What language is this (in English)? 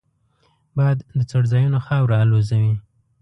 Pashto